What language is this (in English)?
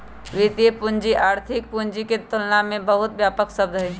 Magahi